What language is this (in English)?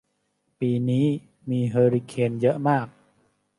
Thai